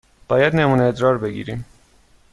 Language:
Persian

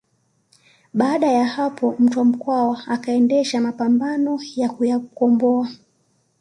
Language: Swahili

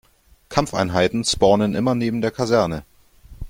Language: German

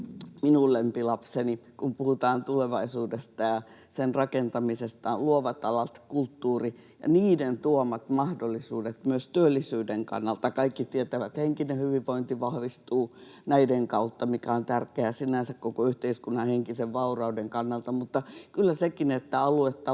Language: Finnish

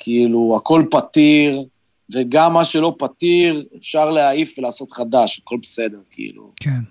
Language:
Hebrew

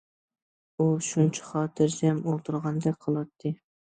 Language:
Uyghur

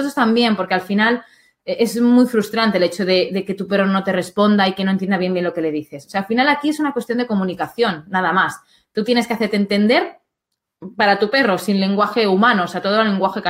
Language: Spanish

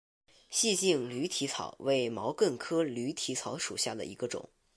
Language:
Chinese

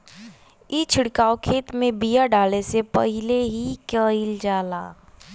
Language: Bhojpuri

